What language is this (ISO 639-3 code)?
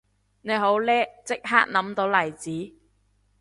yue